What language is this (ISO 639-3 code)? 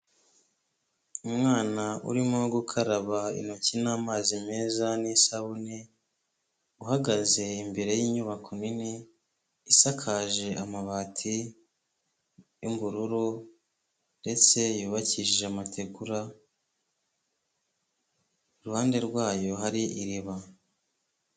kin